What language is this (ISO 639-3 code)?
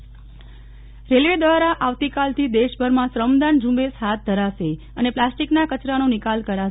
guj